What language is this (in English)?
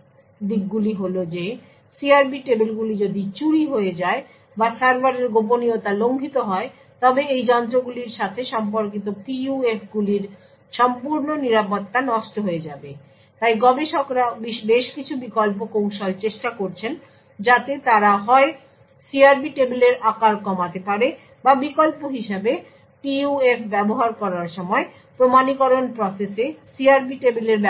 Bangla